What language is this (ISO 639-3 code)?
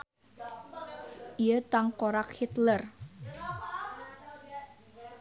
sun